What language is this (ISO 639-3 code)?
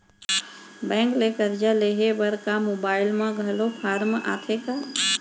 hne